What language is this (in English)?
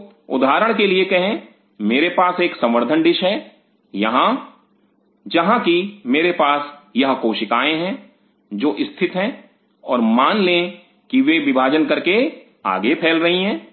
Hindi